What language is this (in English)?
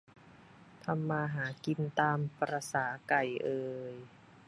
Thai